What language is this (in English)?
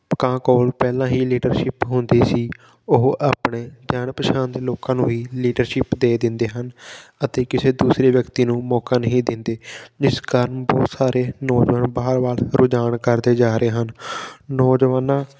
Punjabi